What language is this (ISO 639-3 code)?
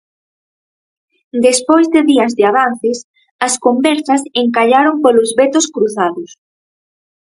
glg